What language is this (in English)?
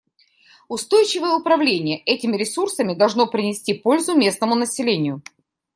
Russian